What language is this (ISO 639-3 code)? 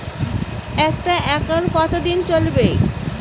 ben